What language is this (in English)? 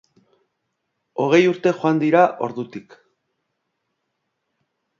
Basque